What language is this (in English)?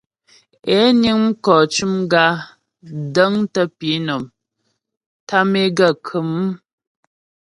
Ghomala